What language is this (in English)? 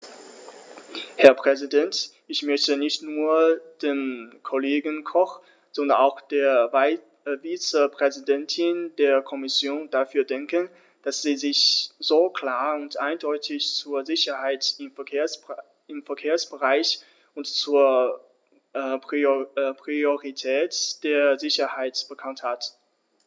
German